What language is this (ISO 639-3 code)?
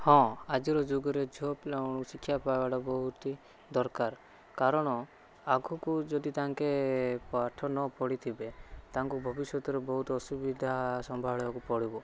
ori